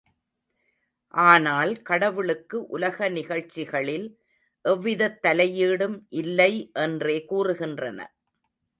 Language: Tamil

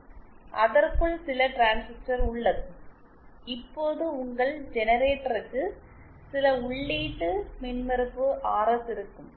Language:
Tamil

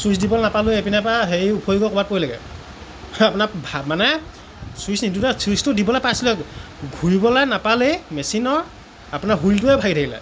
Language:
Assamese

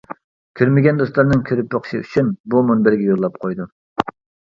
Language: Uyghur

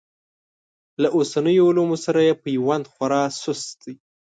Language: Pashto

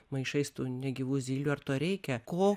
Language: Lithuanian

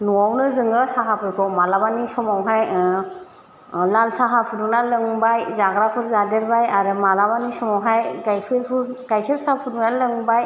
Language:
Bodo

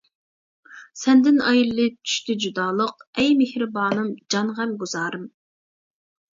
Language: Uyghur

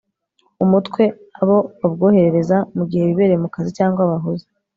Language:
Kinyarwanda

